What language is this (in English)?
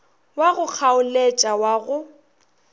Northern Sotho